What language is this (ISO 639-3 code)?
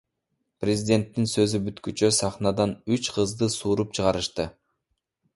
kir